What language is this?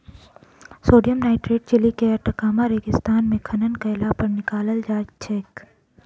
Maithili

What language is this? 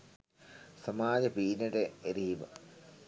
Sinhala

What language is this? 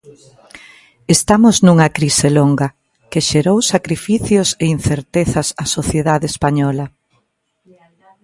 Galician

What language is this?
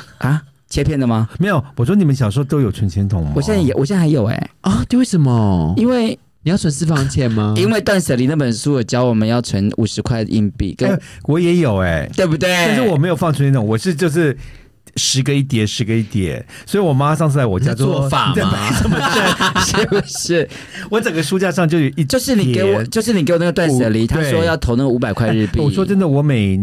Chinese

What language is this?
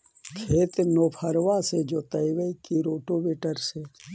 Magahi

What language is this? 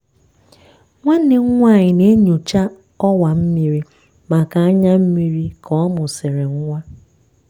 Igbo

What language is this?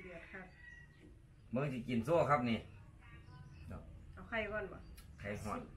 Thai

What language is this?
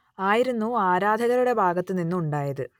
Malayalam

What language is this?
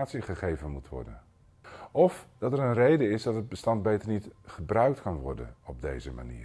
Dutch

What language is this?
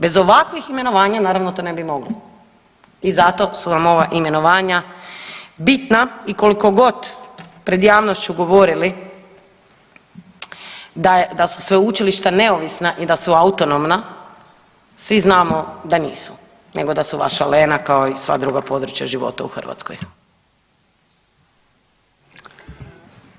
Croatian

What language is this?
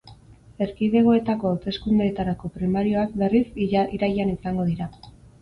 Basque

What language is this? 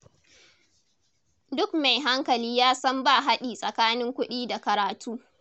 Hausa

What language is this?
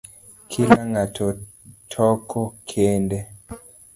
Luo (Kenya and Tanzania)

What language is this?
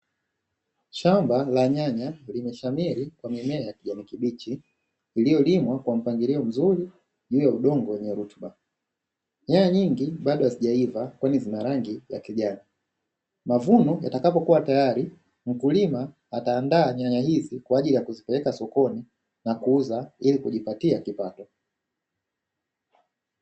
Swahili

